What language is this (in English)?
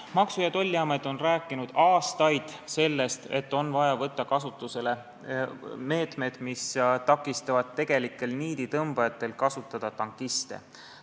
Estonian